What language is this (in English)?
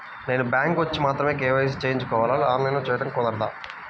Telugu